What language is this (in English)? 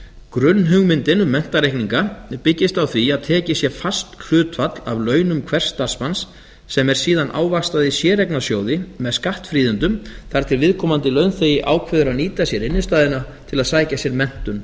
Icelandic